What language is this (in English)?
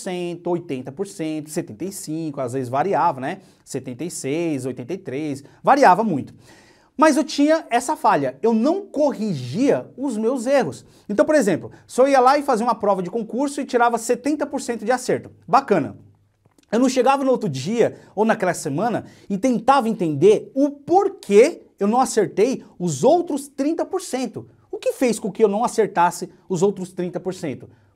Portuguese